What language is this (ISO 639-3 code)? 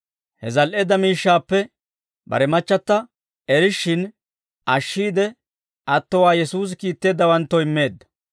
dwr